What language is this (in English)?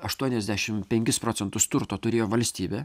Lithuanian